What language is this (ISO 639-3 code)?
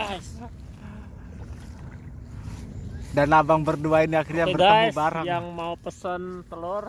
ind